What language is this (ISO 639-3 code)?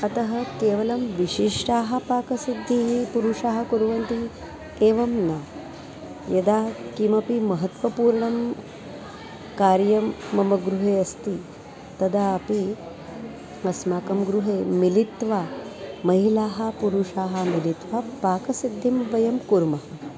san